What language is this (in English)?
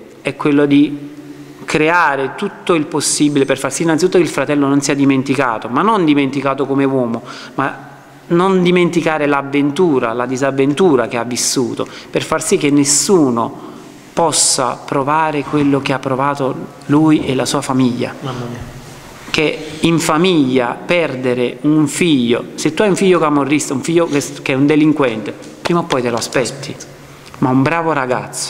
Italian